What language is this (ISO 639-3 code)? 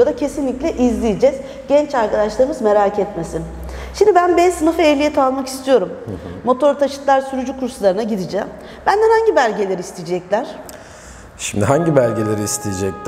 tur